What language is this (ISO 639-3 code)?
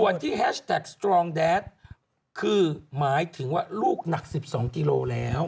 tha